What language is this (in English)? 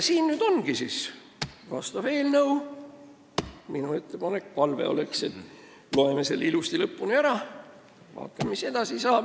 Estonian